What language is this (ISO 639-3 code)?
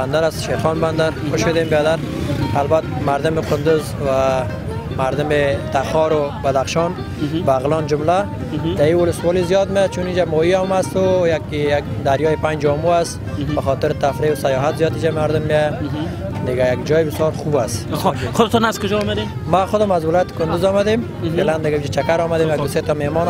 fas